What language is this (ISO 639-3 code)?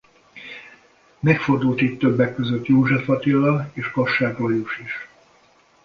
hun